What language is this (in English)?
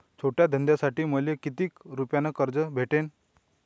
Marathi